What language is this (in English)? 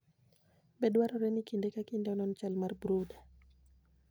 Luo (Kenya and Tanzania)